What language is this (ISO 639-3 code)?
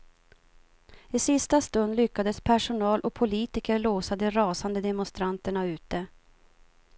swe